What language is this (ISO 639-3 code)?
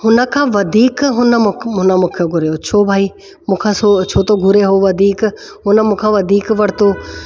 snd